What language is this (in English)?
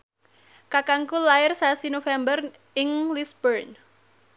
Javanese